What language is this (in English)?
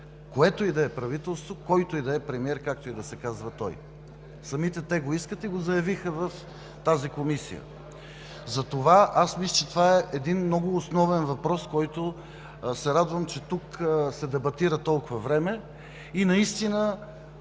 Bulgarian